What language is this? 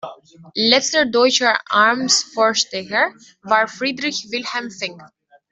German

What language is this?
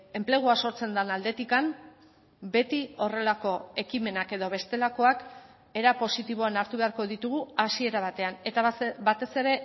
Basque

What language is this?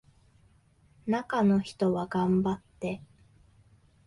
Japanese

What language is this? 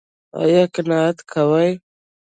Pashto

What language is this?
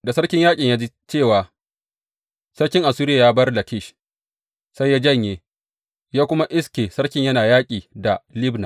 Hausa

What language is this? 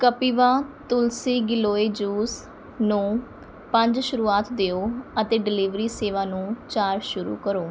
Punjabi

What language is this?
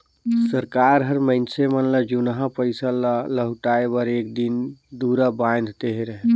Chhattisgarhi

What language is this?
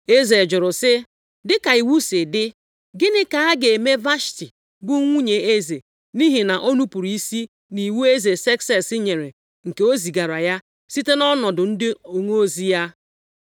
Igbo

